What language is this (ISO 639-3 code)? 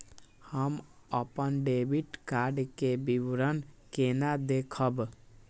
mai